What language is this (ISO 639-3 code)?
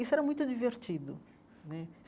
por